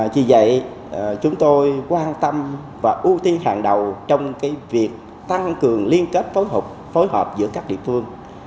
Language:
Vietnamese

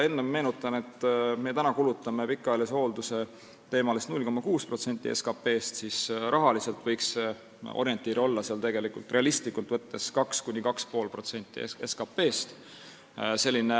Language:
Estonian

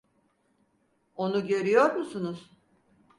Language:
Turkish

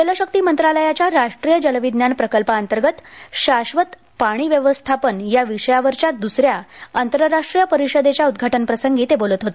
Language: Marathi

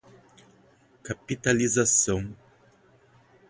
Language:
Portuguese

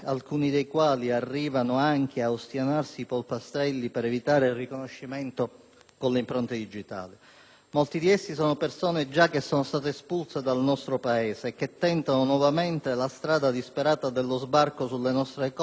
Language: Italian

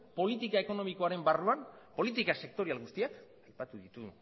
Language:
Basque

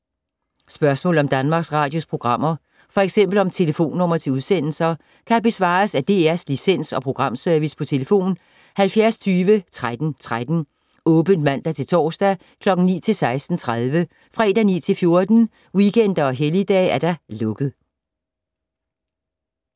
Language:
Danish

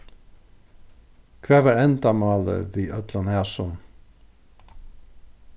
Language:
Faroese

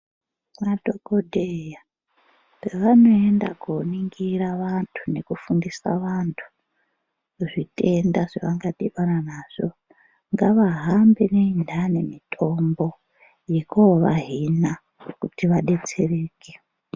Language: Ndau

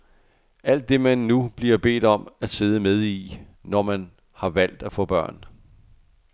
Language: Danish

